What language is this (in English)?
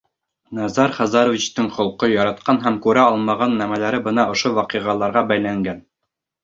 Bashkir